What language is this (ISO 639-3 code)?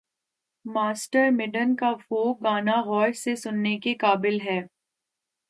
urd